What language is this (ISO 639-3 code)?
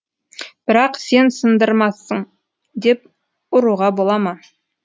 kaz